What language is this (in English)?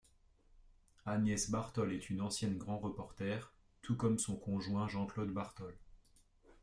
French